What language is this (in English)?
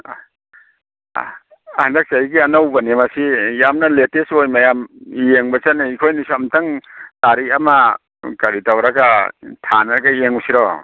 Manipuri